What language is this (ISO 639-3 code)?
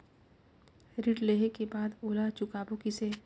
hne